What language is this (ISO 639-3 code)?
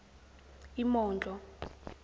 zul